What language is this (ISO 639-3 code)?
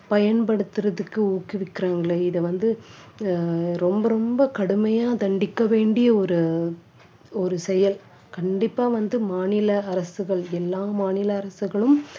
tam